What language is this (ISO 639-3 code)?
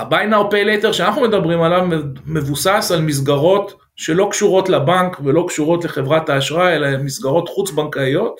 heb